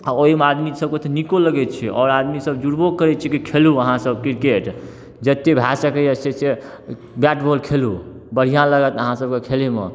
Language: Maithili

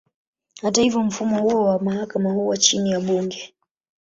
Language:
Swahili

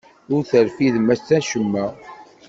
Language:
Kabyle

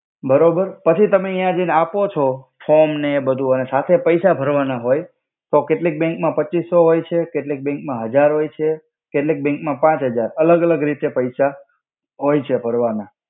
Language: Gujarati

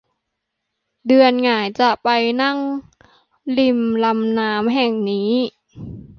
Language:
Thai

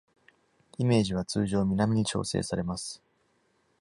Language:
Japanese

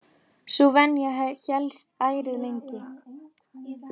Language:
Icelandic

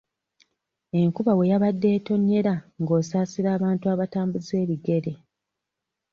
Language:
Ganda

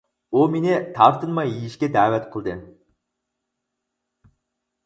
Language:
Uyghur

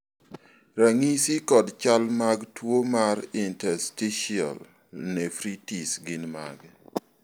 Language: Luo (Kenya and Tanzania)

